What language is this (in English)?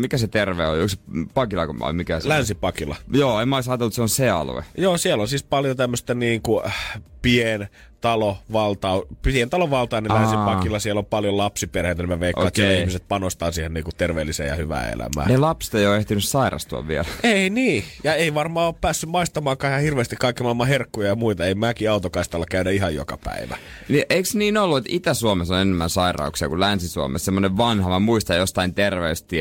Finnish